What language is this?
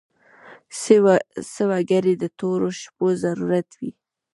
Pashto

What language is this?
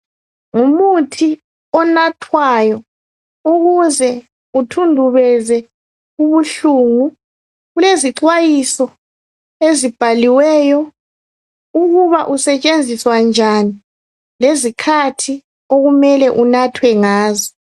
North Ndebele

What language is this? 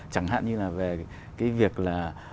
Vietnamese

